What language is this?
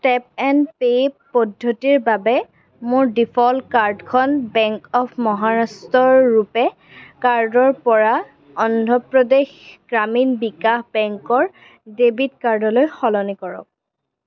Assamese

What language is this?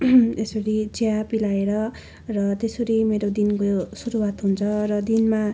Nepali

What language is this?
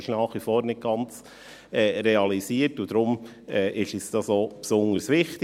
Swiss German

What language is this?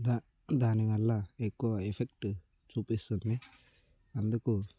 Telugu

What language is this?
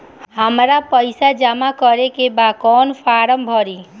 Bhojpuri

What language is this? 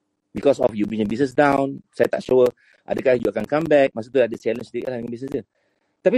Malay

